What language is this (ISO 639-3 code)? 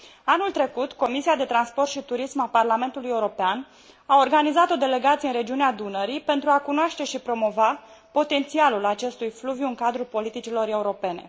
ron